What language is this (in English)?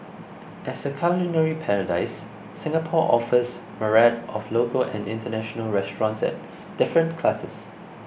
English